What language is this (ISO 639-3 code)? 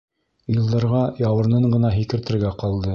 bak